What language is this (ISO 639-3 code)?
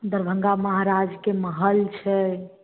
mai